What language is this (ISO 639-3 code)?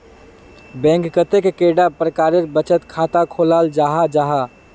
mag